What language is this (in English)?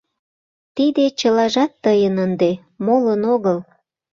Mari